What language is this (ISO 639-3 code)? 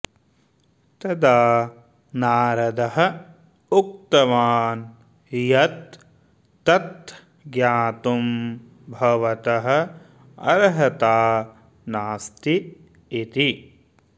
san